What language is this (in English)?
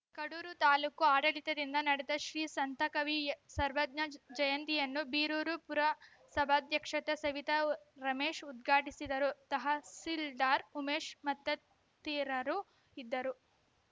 Kannada